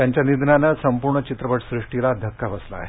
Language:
Marathi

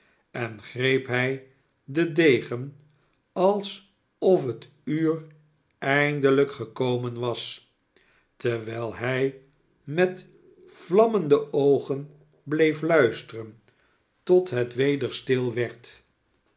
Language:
Dutch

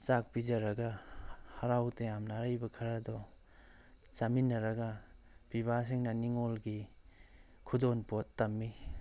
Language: Manipuri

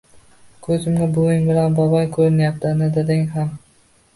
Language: Uzbek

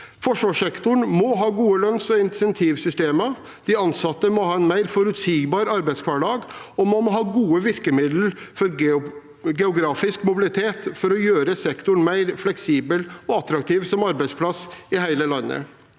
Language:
Norwegian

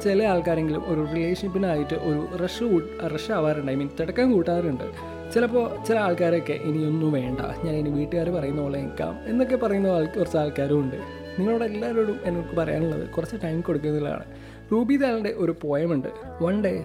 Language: Malayalam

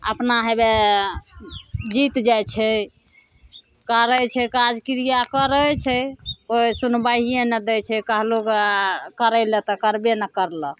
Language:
Maithili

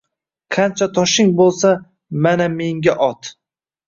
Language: Uzbek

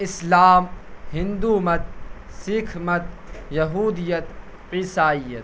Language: Urdu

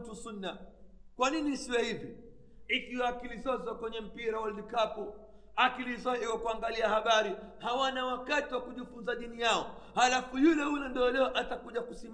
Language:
Swahili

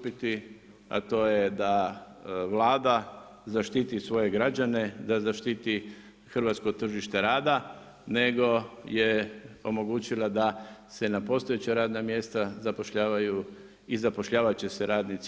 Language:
Croatian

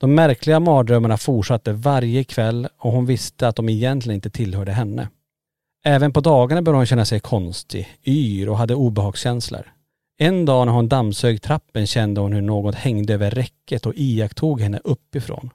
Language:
Swedish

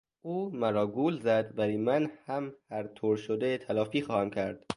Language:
Persian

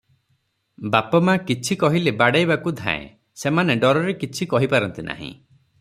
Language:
Odia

